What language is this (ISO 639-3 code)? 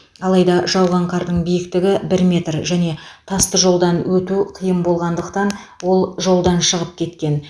kaz